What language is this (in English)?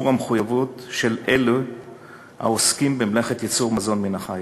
Hebrew